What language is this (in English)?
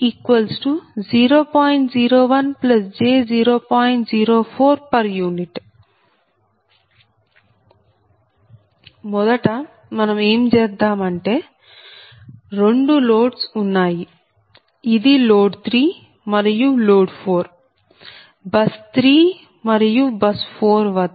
Telugu